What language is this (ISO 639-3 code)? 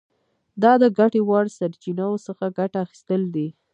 pus